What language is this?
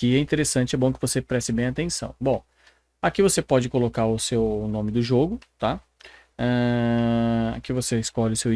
Portuguese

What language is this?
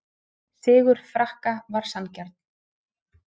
Icelandic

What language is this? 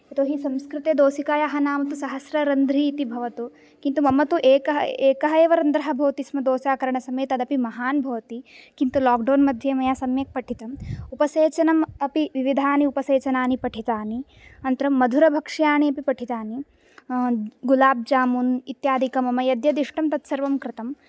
Sanskrit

